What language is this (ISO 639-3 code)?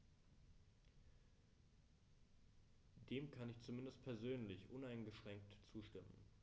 deu